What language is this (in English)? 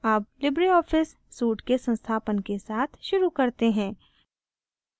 Hindi